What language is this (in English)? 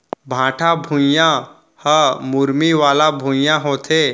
Chhattisgarhi